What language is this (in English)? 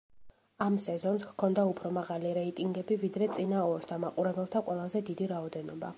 Georgian